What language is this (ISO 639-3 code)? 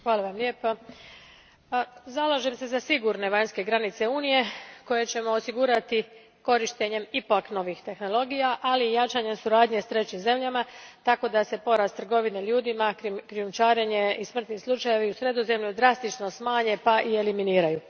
hrv